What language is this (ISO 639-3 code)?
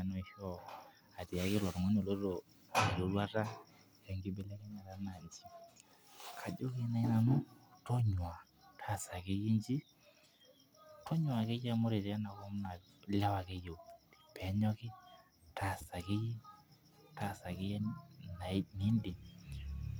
mas